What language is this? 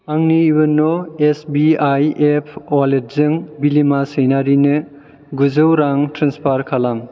Bodo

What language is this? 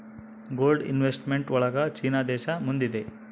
Kannada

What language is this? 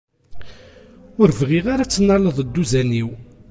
Kabyle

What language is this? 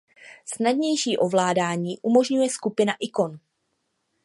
Czech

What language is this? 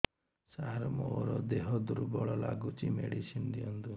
Odia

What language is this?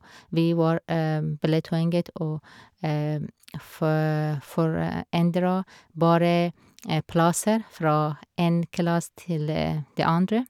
Norwegian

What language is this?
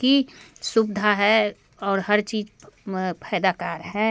Hindi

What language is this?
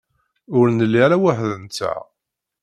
Kabyle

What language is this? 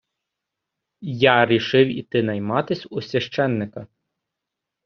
Ukrainian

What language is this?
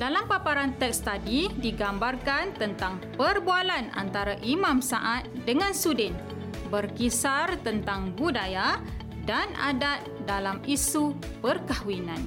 Malay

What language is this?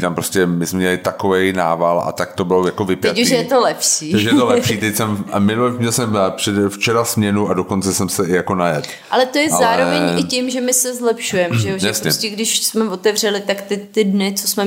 Czech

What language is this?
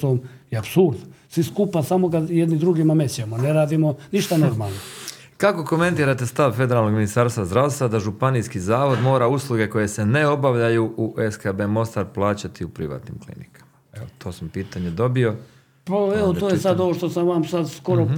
Croatian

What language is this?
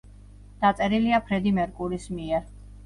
Georgian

